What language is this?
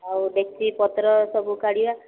Odia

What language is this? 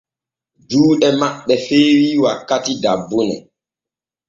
Borgu Fulfulde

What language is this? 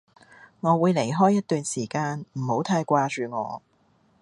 Cantonese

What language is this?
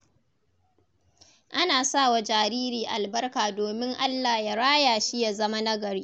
Hausa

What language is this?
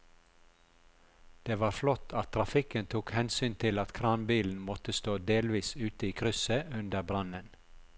Norwegian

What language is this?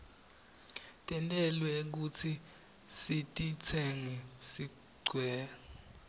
Swati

